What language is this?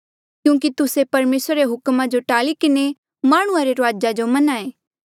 Mandeali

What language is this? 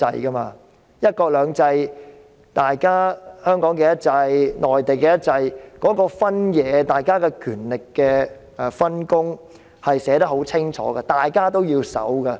Cantonese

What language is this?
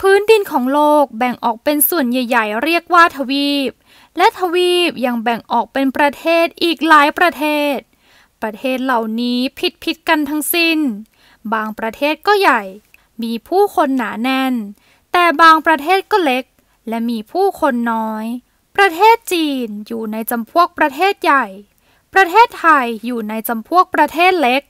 Thai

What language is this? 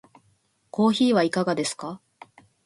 Japanese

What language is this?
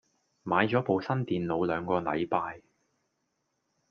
Cantonese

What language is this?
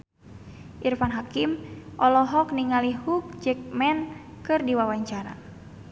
Sundanese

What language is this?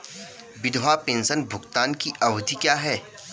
Hindi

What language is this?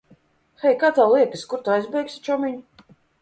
Latvian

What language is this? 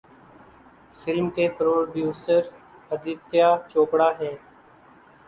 Urdu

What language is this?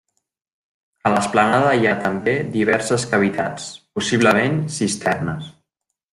Catalan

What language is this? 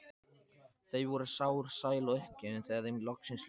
Icelandic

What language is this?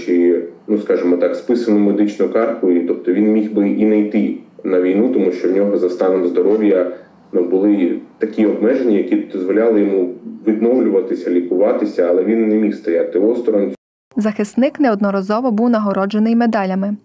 Ukrainian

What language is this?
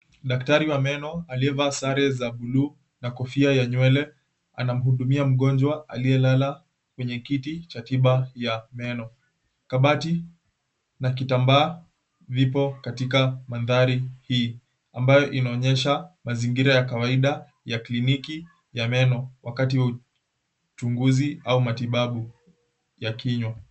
Swahili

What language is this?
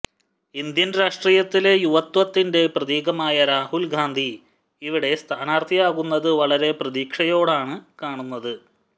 Malayalam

